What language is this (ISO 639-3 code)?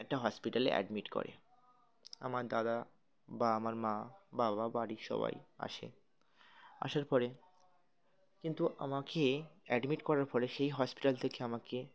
ben